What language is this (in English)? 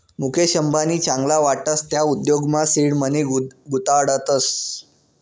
Marathi